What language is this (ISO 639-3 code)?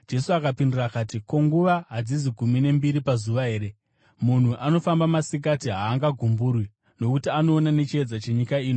sna